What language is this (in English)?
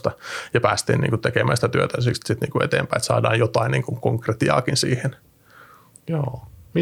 Finnish